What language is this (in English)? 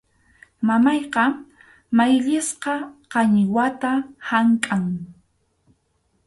Arequipa-La Unión Quechua